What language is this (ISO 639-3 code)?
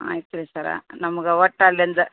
kan